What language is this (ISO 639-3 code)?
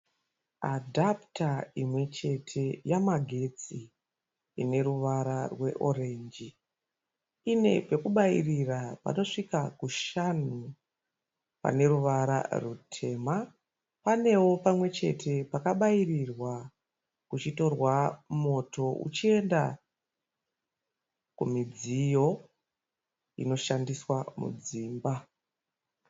sna